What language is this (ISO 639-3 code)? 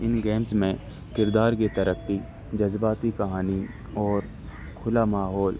urd